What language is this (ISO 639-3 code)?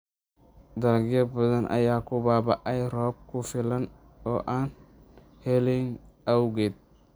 som